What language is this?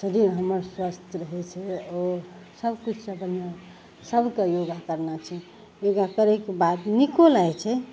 Maithili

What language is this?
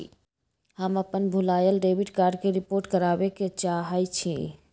Magahi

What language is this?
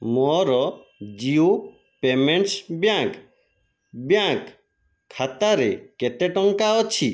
Odia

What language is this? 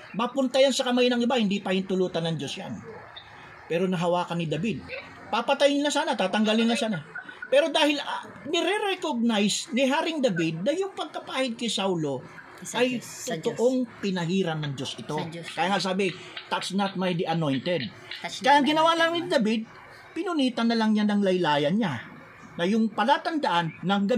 Filipino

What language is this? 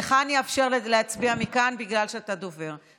Hebrew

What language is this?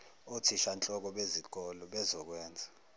Zulu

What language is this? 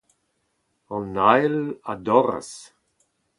Breton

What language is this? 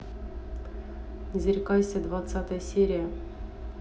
Russian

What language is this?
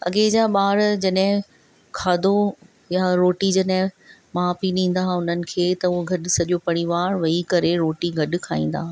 Sindhi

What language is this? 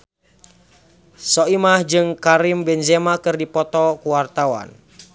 Sundanese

